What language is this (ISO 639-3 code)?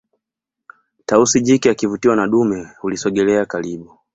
swa